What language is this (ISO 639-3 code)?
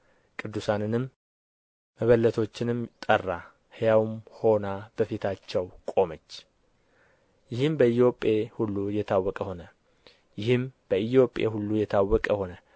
amh